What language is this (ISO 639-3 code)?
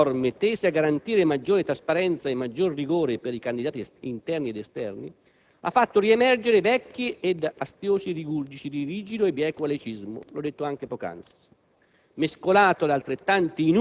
ita